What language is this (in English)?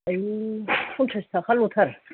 Bodo